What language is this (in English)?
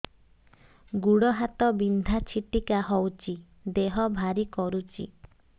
Odia